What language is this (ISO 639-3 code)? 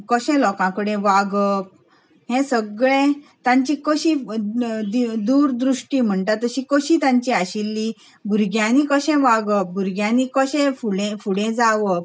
kok